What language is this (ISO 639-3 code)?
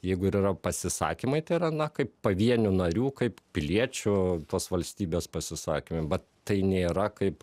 lit